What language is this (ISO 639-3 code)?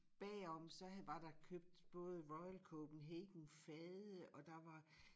dan